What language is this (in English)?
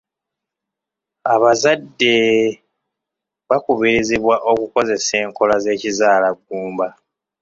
Ganda